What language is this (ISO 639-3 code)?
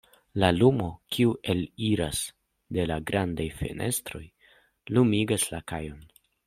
epo